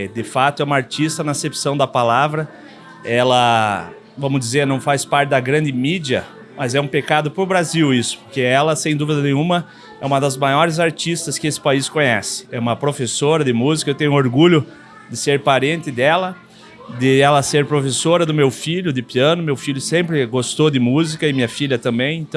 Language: Portuguese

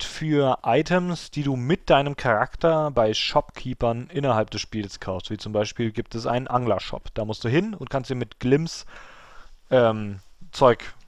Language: German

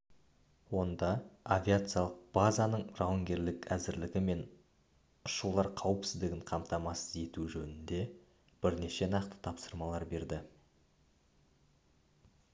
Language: Kazakh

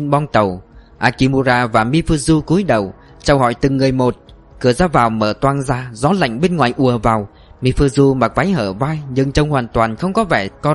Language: Vietnamese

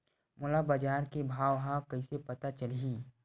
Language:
Chhattisgarhi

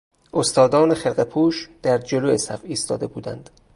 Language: Persian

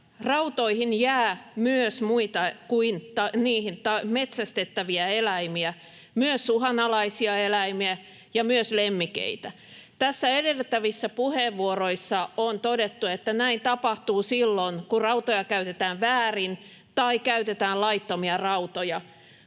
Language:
Finnish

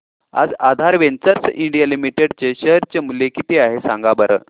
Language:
Marathi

